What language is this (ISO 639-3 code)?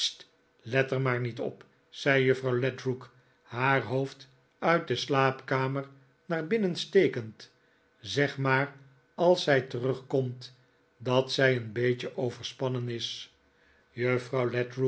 nld